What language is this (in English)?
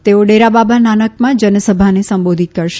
Gujarati